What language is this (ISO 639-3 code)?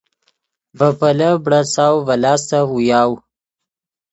ydg